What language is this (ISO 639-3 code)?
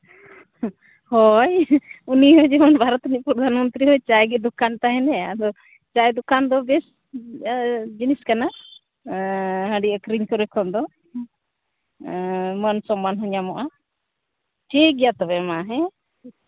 sat